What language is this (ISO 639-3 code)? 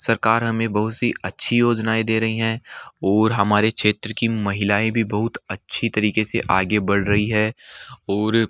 hin